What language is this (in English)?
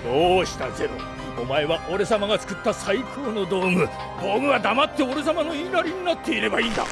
Japanese